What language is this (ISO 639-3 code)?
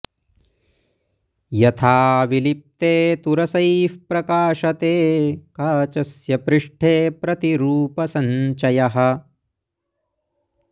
san